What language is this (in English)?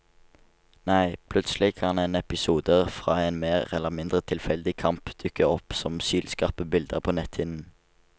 Norwegian